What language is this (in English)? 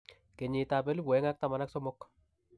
Kalenjin